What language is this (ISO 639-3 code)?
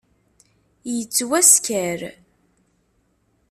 kab